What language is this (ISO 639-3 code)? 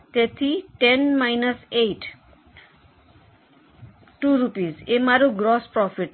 guj